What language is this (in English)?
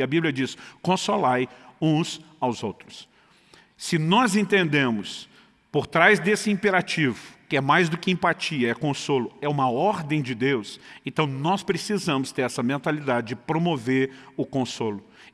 Portuguese